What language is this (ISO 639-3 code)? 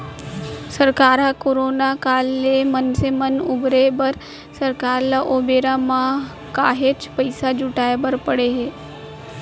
hne